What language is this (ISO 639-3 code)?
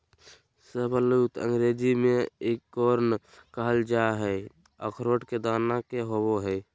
mag